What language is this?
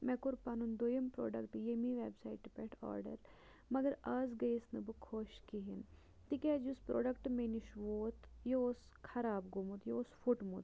Kashmiri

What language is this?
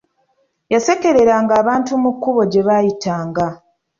Ganda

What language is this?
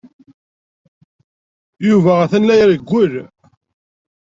Kabyle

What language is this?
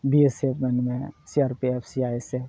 Santali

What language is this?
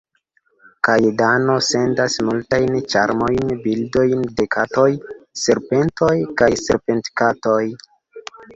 Esperanto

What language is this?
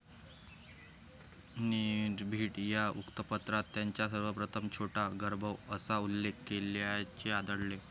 Marathi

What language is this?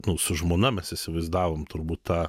Lithuanian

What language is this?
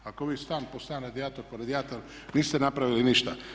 Croatian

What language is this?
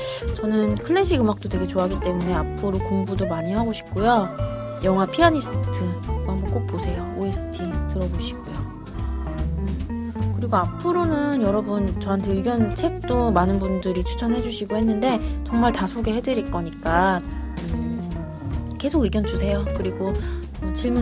Korean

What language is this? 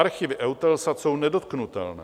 Czech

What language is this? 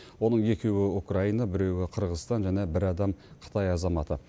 Kazakh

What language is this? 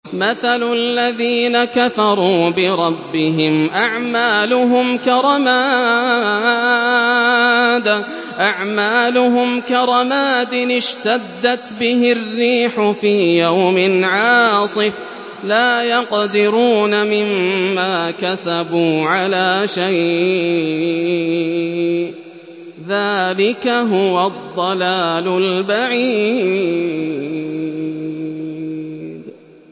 Arabic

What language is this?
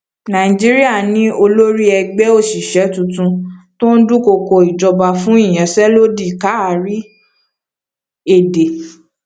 Yoruba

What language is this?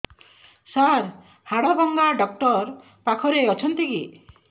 Odia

